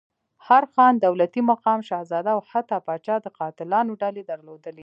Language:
Pashto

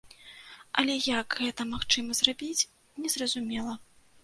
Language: Belarusian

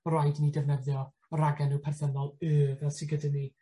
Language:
Welsh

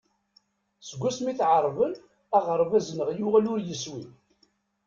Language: Kabyle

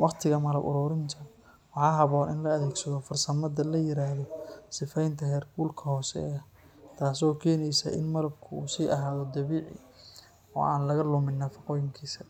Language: Somali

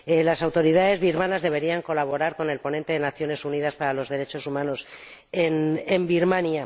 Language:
Spanish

